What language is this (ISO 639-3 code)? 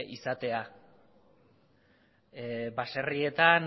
eus